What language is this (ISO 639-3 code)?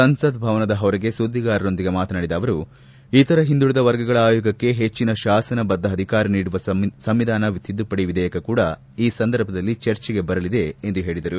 kan